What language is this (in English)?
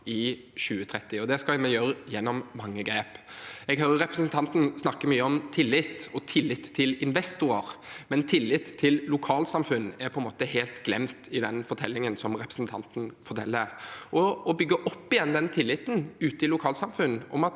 Norwegian